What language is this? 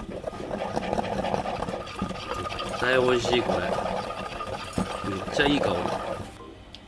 Japanese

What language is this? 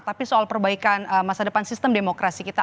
Indonesian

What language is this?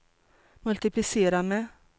Swedish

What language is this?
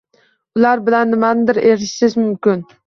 Uzbek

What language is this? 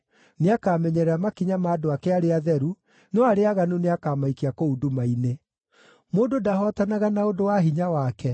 Kikuyu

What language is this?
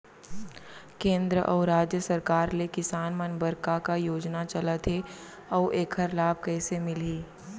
Chhattisgarhi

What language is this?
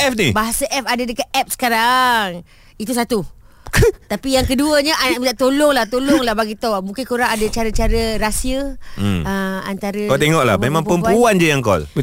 Malay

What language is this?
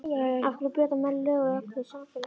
Icelandic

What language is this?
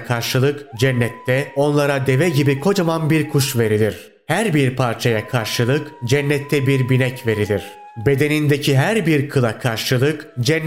Turkish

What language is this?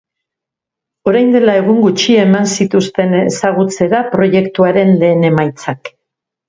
Basque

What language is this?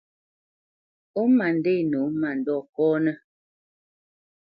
Bamenyam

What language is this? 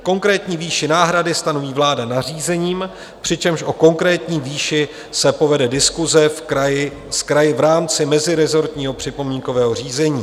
Czech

